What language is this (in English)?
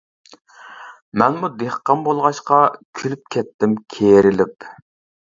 Uyghur